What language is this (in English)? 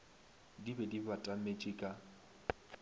Northern Sotho